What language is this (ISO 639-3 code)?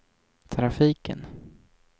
swe